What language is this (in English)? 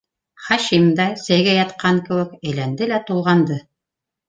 Bashkir